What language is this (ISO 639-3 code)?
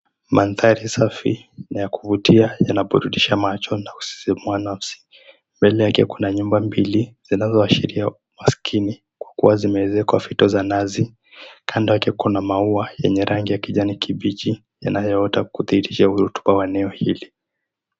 swa